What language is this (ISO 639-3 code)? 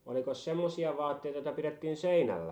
fin